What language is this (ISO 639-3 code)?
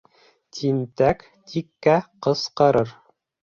bak